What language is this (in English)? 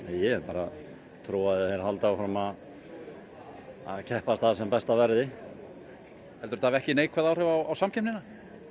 Icelandic